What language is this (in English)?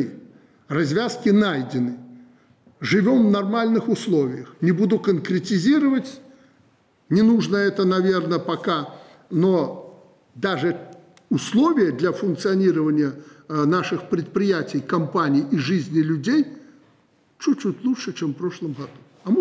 Russian